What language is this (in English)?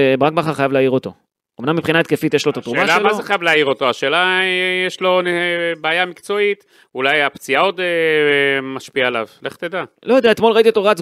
Hebrew